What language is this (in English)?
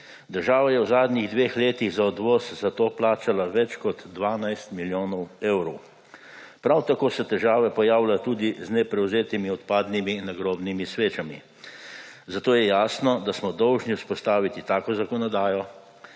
Slovenian